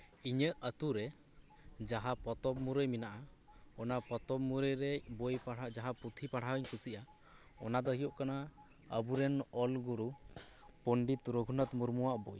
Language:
Santali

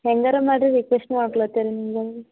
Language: Kannada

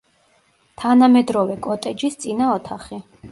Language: Georgian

